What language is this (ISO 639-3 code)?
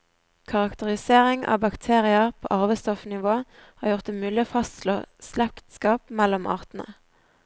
nor